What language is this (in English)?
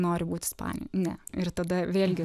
Lithuanian